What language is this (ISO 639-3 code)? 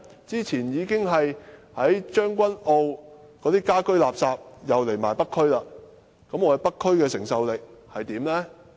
yue